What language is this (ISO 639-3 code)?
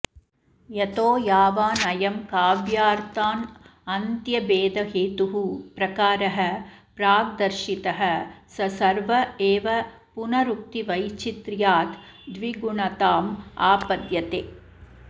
san